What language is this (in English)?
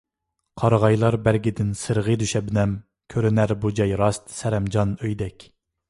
Uyghur